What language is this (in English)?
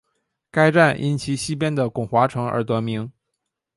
Chinese